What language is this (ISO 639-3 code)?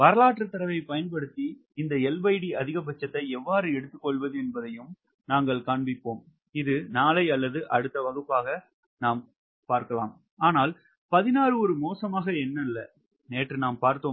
tam